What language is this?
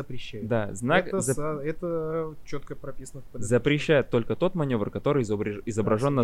Russian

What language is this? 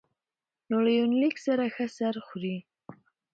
Pashto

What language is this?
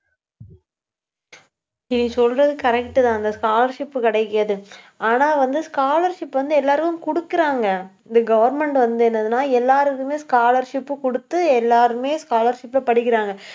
Tamil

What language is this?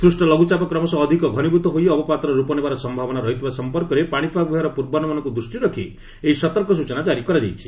Odia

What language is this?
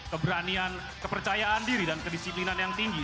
Indonesian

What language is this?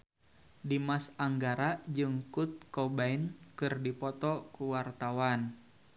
Sundanese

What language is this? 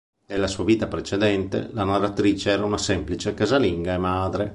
Italian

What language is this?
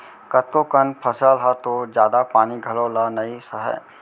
Chhattisgarhi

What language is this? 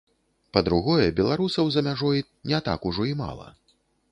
Belarusian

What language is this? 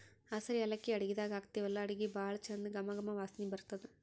Kannada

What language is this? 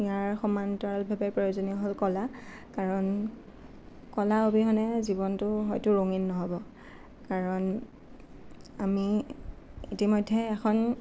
Assamese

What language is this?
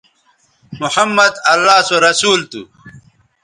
Bateri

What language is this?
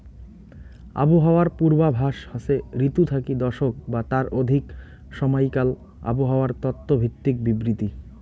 Bangla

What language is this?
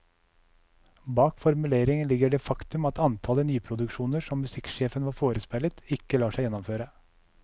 Norwegian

